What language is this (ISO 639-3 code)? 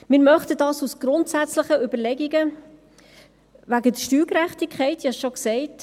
gsw